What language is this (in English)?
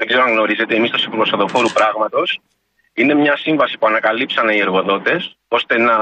Greek